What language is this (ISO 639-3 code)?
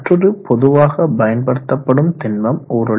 tam